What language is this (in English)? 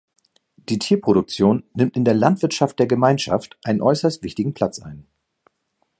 German